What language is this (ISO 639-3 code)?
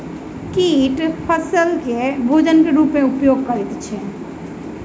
mai